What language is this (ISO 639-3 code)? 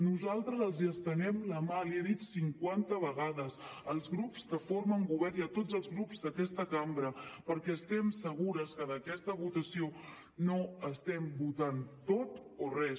cat